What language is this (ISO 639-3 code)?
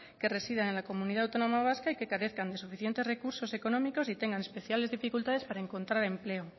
spa